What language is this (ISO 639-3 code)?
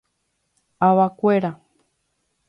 grn